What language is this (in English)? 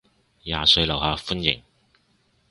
Cantonese